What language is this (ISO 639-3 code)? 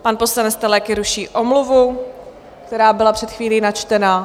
ces